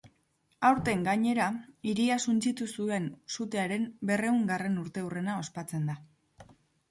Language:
Basque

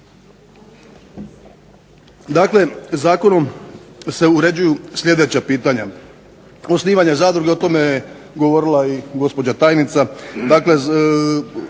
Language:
Croatian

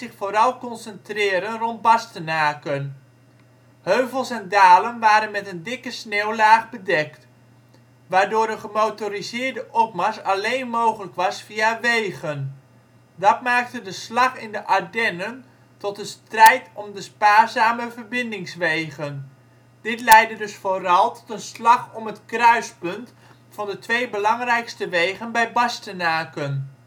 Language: Dutch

